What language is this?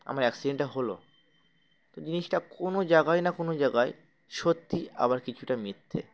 Bangla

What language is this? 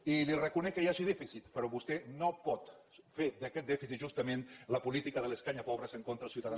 Catalan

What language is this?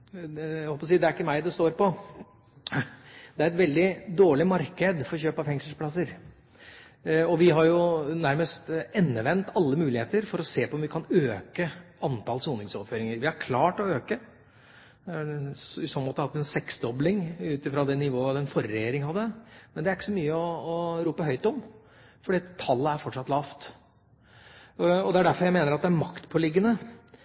Norwegian Bokmål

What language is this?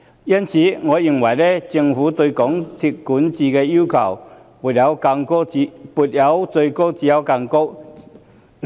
Cantonese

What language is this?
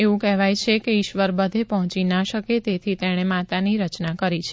Gujarati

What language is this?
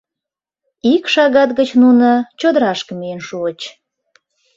Mari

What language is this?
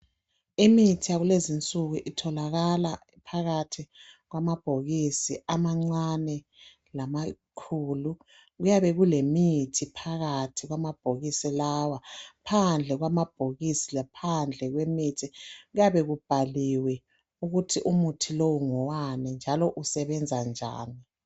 North Ndebele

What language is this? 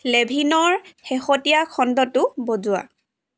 Assamese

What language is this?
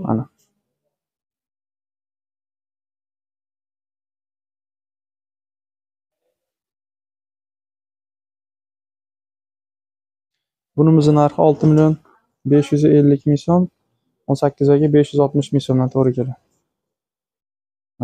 Turkish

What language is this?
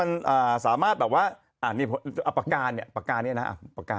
Thai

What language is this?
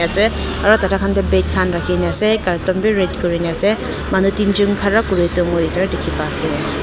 Naga Pidgin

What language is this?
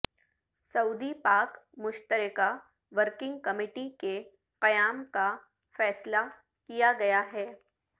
Urdu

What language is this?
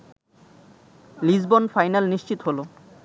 Bangla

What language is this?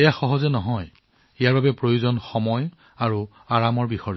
Assamese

